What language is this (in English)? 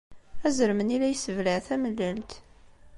Kabyle